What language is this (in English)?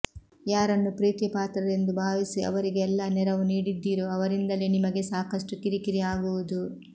Kannada